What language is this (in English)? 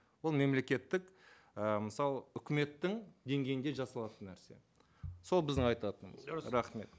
Kazakh